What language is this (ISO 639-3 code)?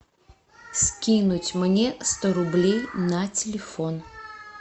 rus